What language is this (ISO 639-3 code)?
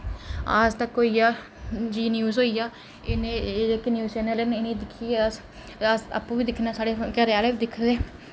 doi